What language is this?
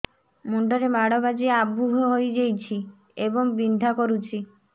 Odia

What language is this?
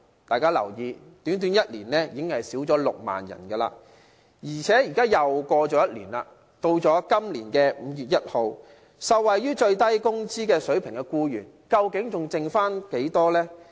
Cantonese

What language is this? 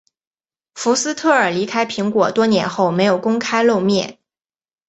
Chinese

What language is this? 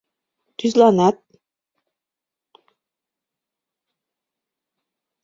Mari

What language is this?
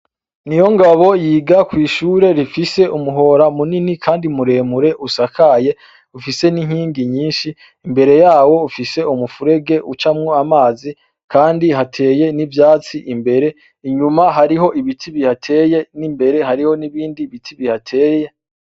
Rundi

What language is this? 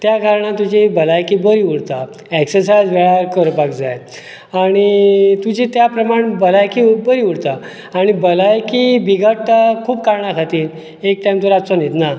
Konkani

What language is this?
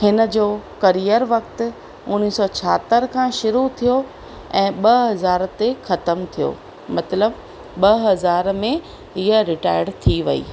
Sindhi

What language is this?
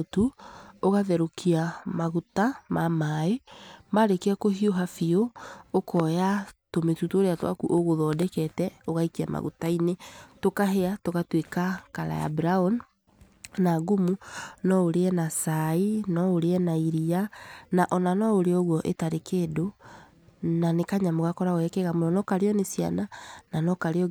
Kikuyu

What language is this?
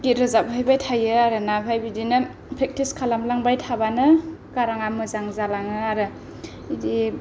Bodo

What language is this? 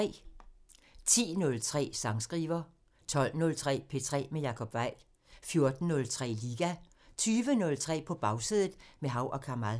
Danish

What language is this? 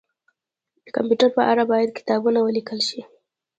Pashto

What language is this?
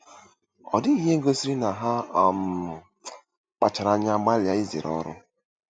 Igbo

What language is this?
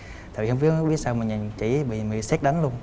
Vietnamese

